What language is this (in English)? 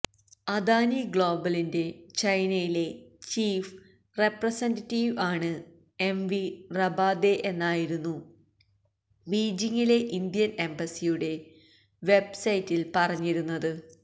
Malayalam